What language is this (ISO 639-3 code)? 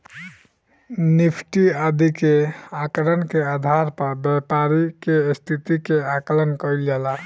bho